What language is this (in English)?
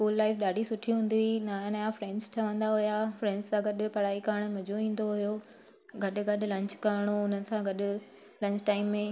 Sindhi